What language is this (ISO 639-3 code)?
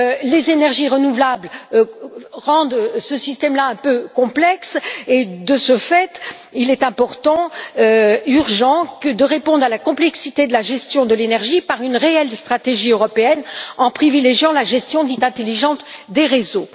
fra